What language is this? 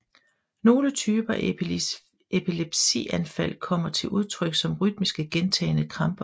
Danish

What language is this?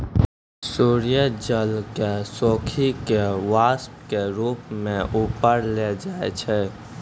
Maithili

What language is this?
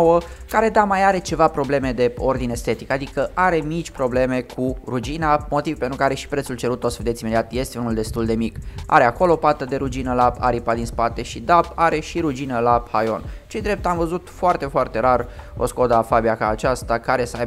Romanian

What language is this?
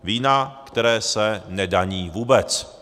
Czech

